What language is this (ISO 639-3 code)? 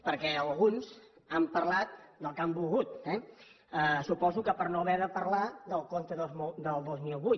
cat